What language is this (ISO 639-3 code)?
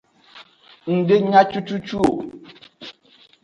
ajg